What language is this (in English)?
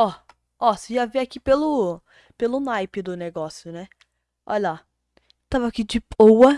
Portuguese